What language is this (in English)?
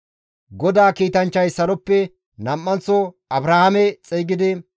Gamo